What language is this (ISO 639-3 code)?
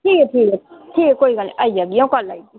doi